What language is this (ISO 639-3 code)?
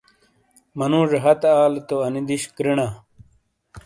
scl